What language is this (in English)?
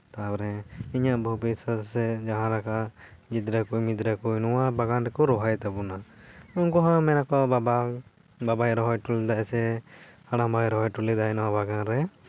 Santali